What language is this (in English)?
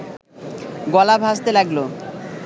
Bangla